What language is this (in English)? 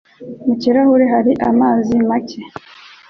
Kinyarwanda